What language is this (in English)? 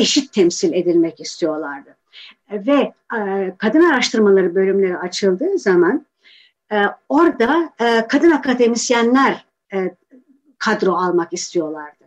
Turkish